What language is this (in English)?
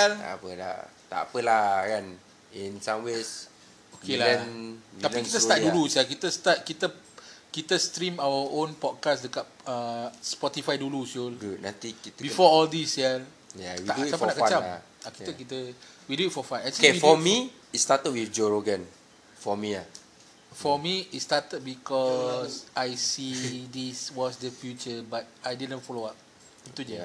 Malay